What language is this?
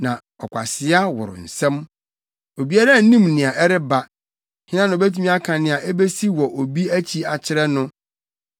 Akan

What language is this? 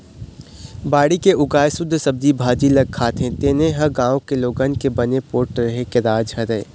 Chhattisgarhi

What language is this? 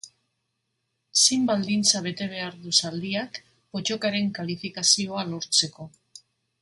Basque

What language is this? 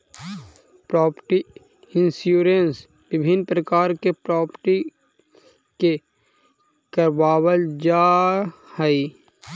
Magahi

